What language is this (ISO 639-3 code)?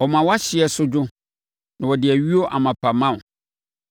aka